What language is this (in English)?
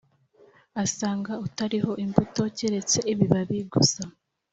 Kinyarwanda